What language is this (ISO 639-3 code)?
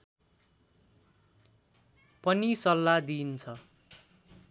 nep